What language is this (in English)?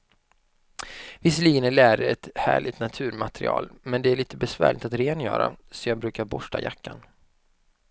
Swedish